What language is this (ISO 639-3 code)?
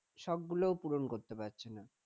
ben